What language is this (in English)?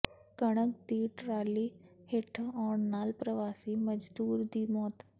Punjabi